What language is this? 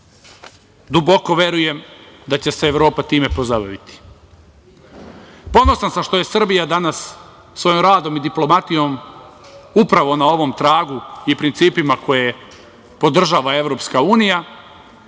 Serbian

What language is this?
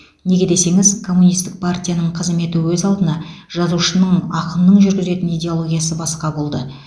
Kazakh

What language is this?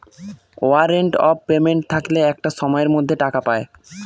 Bangla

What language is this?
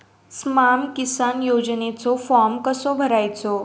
Marathi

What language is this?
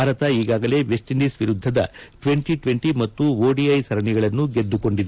Kannada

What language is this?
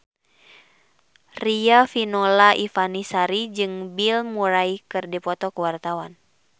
Sundanese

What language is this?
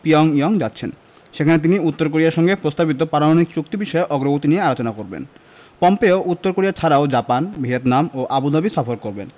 Bangla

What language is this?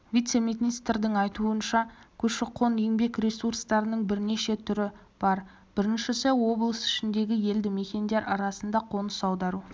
Kazakh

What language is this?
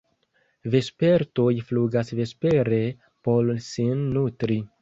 Esperanto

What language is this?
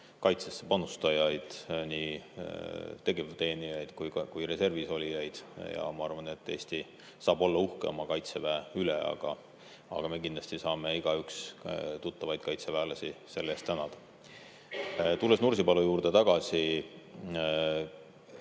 Estonian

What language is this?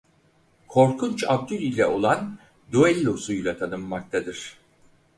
Turkish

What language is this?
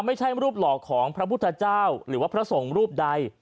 Thai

